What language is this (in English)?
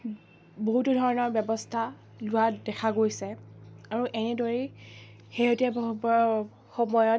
Assamese